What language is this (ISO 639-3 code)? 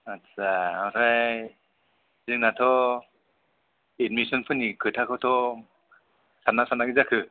brx